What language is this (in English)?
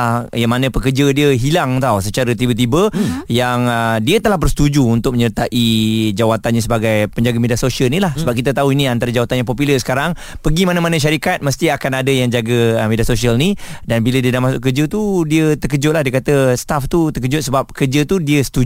Malay